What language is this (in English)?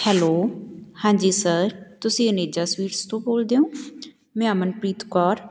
Punjabi